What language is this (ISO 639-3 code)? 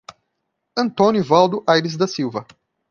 por